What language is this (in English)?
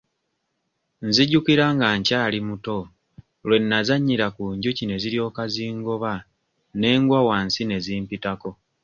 Ganda